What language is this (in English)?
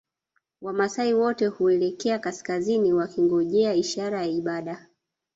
Swahili